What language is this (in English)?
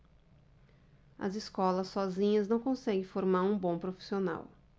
Portuguese